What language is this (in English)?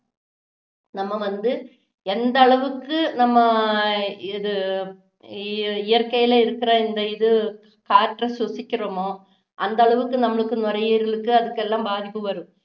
Tamil